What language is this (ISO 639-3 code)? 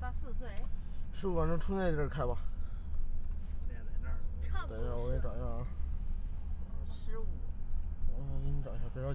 zho